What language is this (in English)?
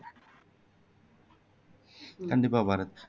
Tamil